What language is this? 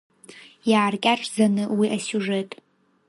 Abkhazian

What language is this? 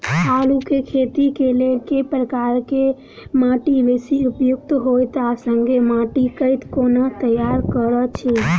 Maithili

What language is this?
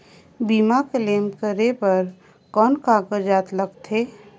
Chhattisgarhi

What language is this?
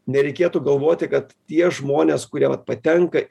Lithuanian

